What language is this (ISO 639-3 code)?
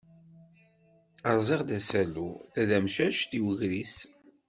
kab